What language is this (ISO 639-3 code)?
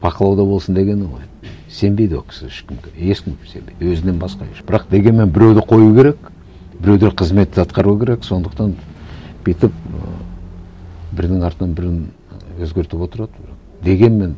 kaz